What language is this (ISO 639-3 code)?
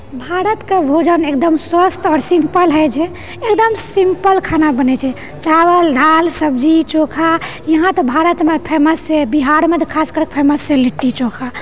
mai